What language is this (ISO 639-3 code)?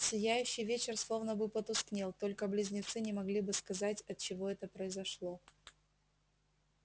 rus